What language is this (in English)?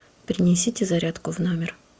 Russian